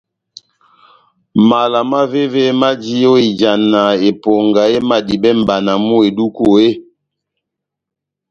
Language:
Batanga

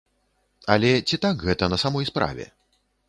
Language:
Belarusian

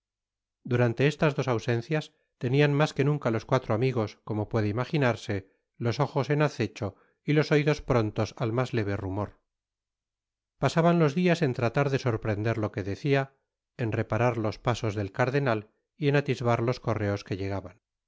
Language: Spanish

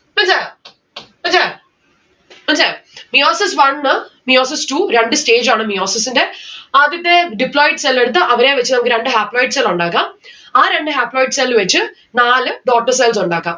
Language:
Malayalam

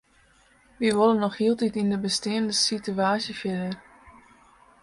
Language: Western Frisian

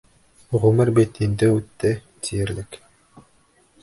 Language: Bashkir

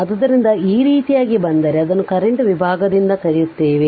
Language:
Kannada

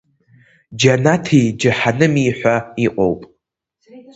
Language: Abkhazian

